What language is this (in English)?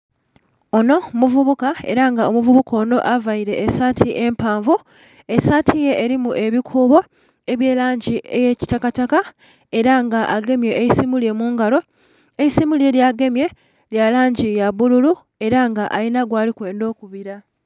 Soga